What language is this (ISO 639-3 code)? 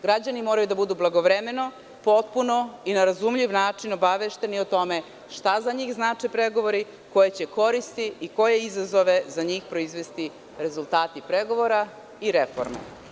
srp